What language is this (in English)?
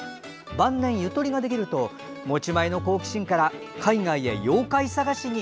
Japanese